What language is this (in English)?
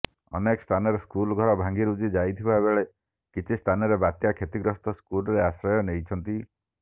Odia